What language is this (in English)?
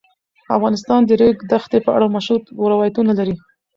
Pashto